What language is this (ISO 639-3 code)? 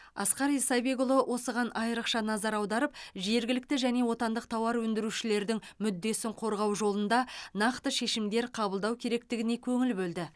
kaz